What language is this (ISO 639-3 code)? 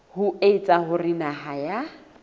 sot